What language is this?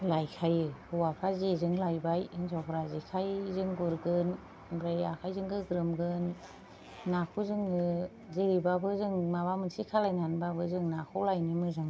Bodo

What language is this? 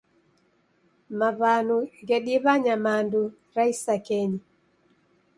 Taita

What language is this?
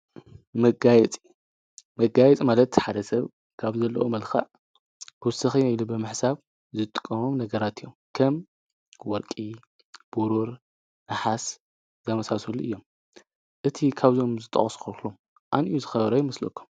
Tigrinya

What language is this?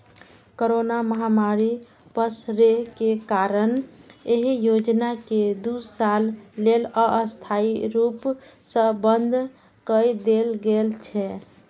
Maithili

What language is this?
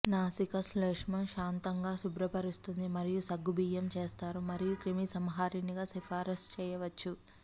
Telugu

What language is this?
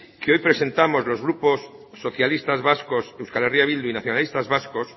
Spanish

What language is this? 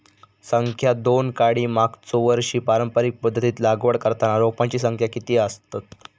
Marathi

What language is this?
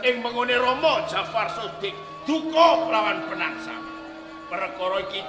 Indonesian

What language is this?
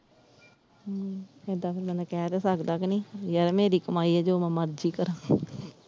Punjabi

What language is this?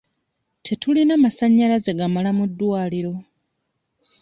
Ganda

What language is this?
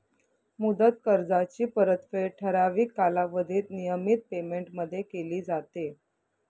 Marathi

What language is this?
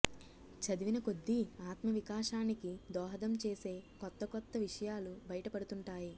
Telugu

